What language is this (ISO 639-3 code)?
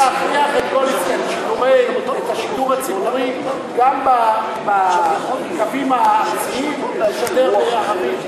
heb